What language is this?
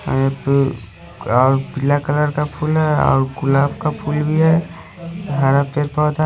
Hindi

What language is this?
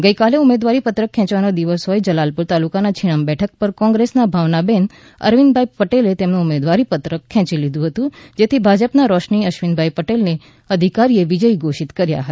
Gujarati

